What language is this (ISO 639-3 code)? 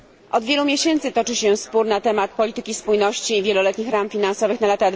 pol